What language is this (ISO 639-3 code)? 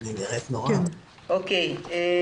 heb